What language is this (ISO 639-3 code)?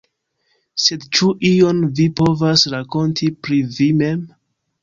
epo